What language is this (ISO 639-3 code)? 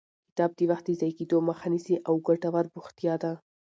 pus